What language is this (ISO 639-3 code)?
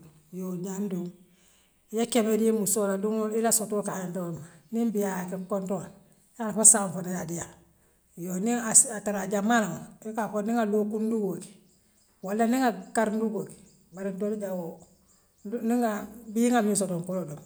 mlq